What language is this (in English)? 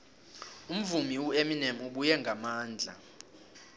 South Ndebele